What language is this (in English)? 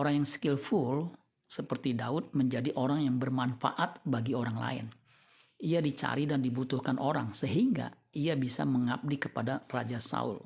Indonesian